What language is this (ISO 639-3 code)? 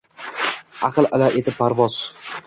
uzb